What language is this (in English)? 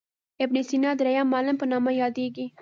Pashto